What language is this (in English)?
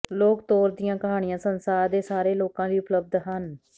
Punjabi